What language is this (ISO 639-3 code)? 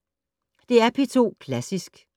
dan